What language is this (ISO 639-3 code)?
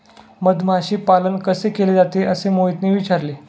mar